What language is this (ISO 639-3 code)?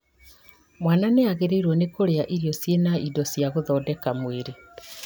kik